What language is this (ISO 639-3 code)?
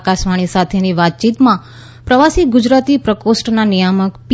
guj